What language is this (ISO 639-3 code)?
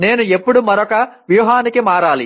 tel